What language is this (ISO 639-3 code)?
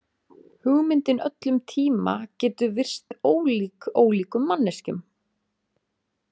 isl